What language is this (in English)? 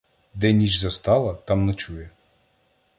Ukrainian